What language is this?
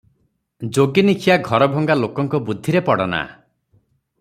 Odia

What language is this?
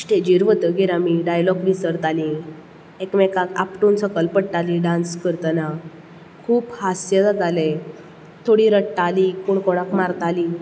Konkani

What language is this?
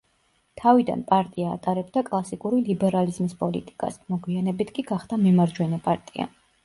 Georgian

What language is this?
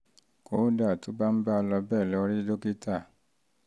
Yoruba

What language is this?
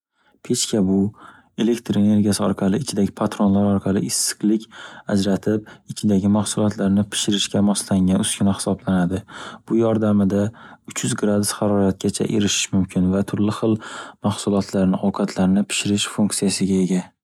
Uzbek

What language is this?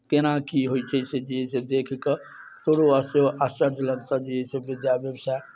Maithili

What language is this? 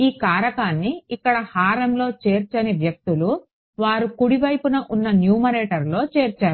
Telugu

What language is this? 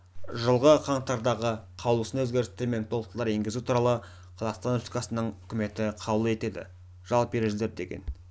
Kazakh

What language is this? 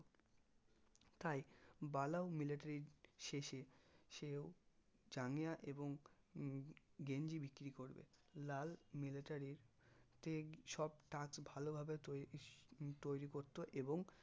Bangla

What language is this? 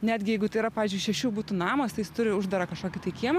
Lithuanian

